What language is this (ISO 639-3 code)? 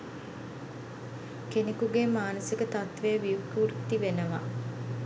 sin